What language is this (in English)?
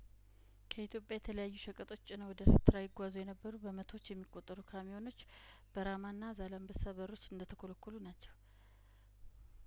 Amharic